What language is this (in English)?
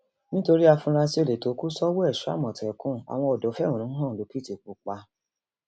Yoruba